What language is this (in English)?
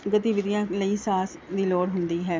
Punjabi